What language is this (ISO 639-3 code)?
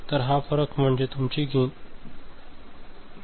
mar